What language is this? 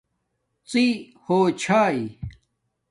Domaaki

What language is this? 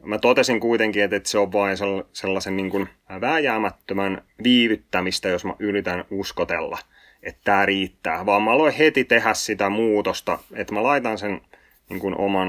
Finnish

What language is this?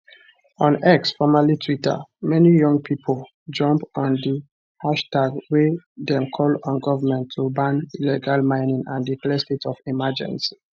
Nigerian Pidgin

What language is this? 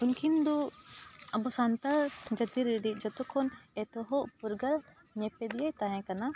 Santali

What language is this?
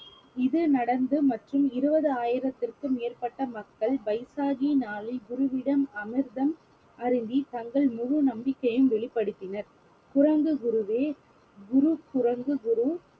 Tamil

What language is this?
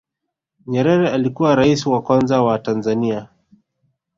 Swahili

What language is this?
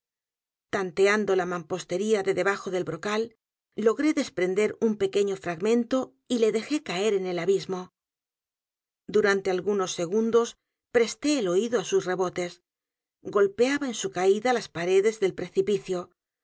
Spanish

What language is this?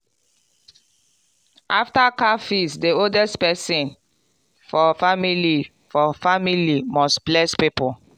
Nigerian Pidgin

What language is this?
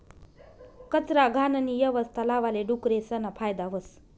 Marathi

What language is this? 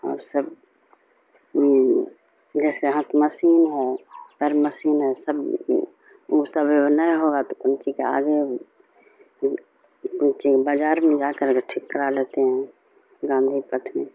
Urdu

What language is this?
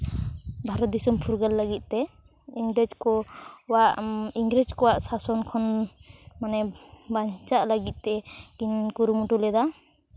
Santali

